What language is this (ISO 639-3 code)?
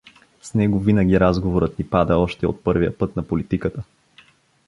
bul